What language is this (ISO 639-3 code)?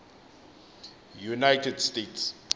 xho